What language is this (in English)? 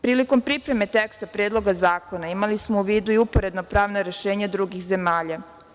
Serbian